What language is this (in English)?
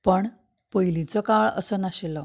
Konkani